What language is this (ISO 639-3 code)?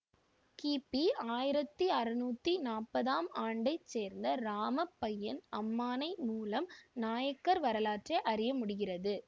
tam